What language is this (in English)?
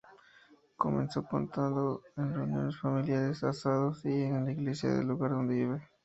Spanish